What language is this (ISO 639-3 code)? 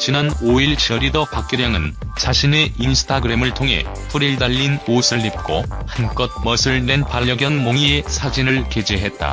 kor